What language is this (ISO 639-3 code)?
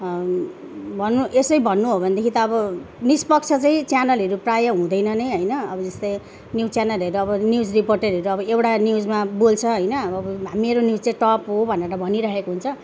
nep